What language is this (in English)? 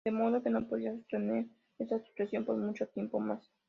Spanish